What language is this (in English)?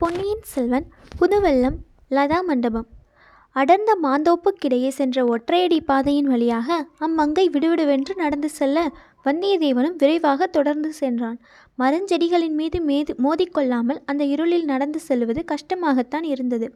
Tamil